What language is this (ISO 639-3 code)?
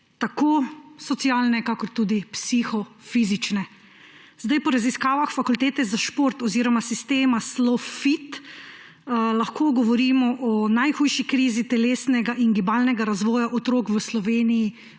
slv